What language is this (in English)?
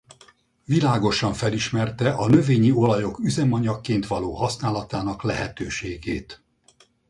Hungarian